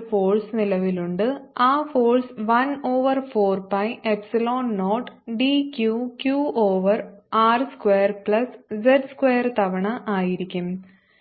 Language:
Malayalam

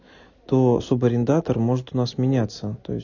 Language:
Russian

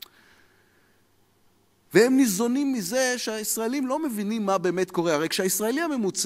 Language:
Hebrew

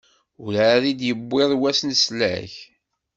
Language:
Kabyle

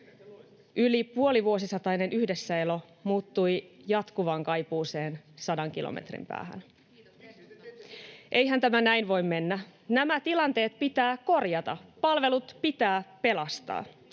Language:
Finnish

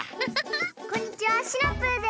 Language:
Japanese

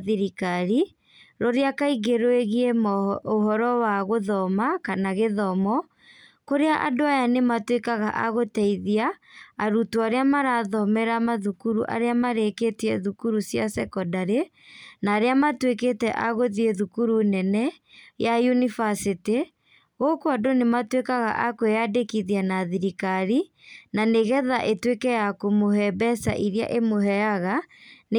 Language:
Kikuyu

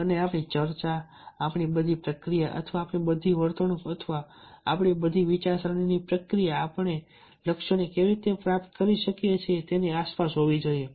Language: Gujarati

